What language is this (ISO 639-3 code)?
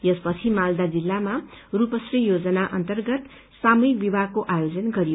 nep